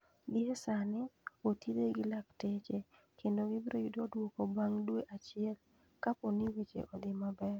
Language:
Luo (Kenya and Tanzania)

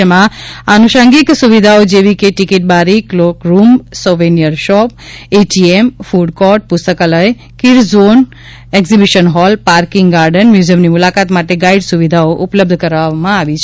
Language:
Gujarati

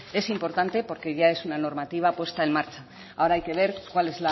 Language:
Spanish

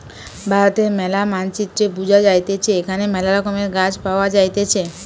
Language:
Bangla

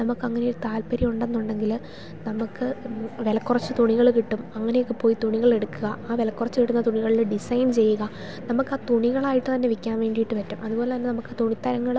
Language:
Malayalam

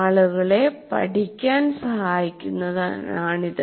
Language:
Malayalam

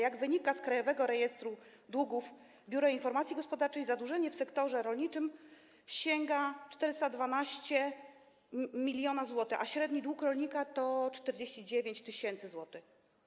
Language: Polish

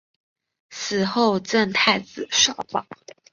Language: Chinese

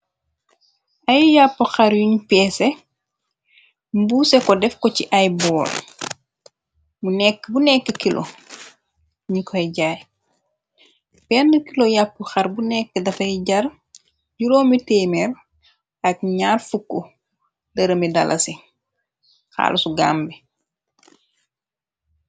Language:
Wolof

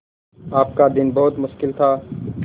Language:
Hindi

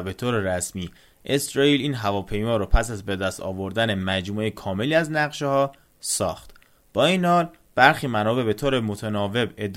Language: Persian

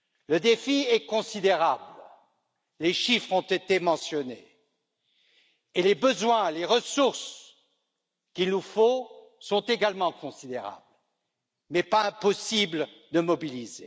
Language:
French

